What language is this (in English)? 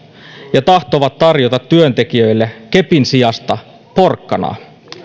Finnish